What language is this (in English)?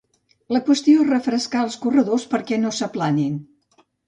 Catalan